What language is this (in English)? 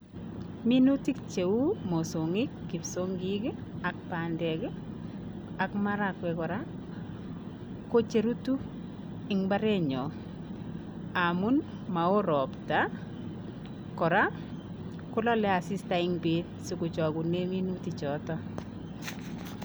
Kalenjin